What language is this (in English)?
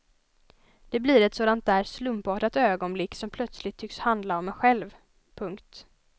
Swedish